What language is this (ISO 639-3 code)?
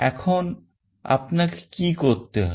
ben